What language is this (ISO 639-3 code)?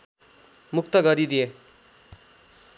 nep